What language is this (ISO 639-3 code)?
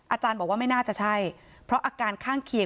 tha